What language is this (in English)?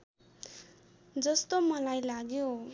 Nepali